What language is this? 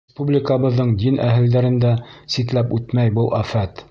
Bashkir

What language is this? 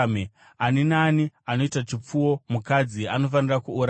Shona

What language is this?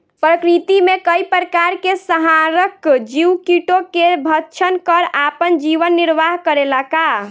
Bhojpuri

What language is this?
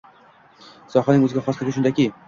Uzbek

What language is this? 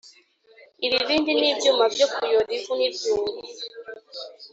Kinyarwanda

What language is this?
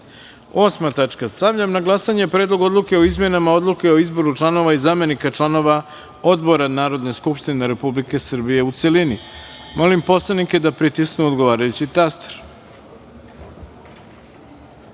Serbian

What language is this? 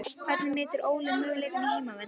Icelandic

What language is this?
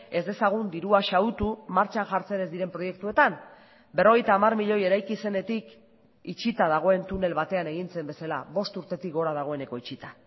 Basque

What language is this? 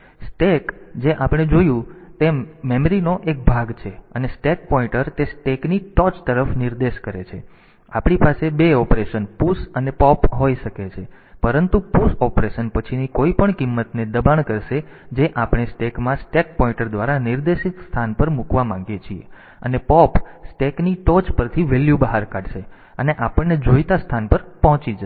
Gujarati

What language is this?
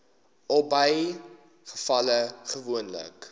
Afrikaans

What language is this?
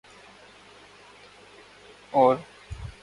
Urdu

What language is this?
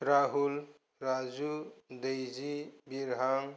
Bodo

